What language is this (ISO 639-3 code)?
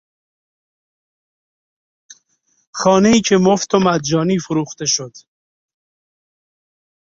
fas